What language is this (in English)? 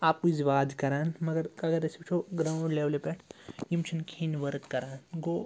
Kashmiri